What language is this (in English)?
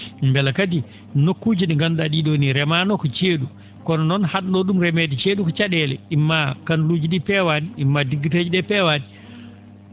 Fula